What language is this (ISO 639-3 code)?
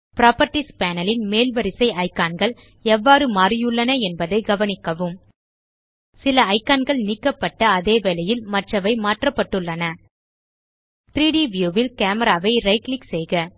tam